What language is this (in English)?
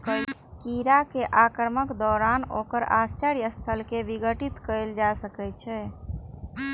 Maithili